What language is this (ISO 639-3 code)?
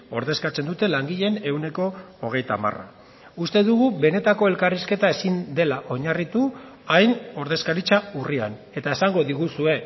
eus